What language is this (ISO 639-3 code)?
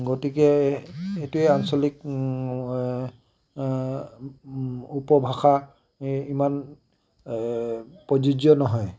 asm